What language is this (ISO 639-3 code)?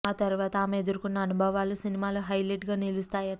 tel